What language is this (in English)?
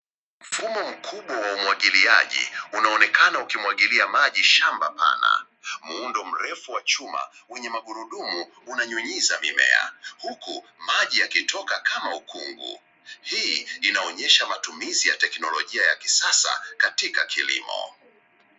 Swahili